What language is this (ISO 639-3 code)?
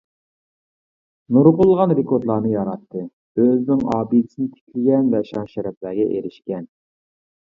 uig